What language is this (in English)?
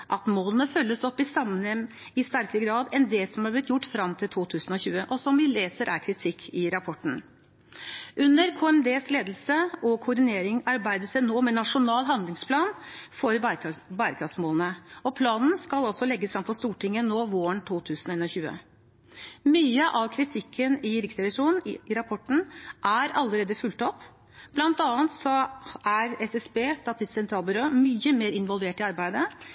Norwegian Bokmål